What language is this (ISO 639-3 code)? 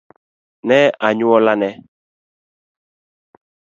luo